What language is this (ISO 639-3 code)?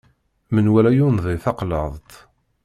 kab